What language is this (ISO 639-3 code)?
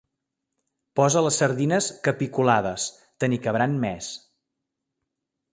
cat